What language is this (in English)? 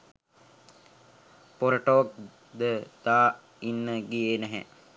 Sinhala